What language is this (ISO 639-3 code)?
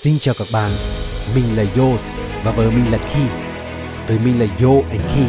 vie